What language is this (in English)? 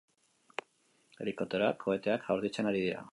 Basque